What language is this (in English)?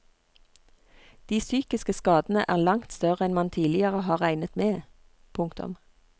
Norwegian